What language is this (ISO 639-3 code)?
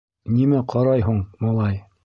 bak